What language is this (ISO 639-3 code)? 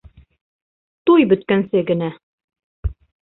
bak